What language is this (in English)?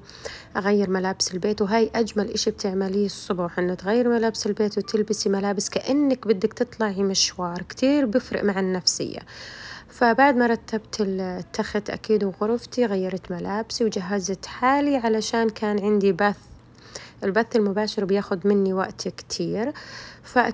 Arabic